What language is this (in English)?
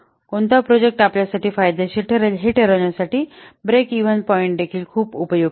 Marathi